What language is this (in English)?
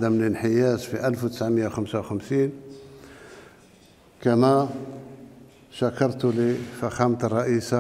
Arabic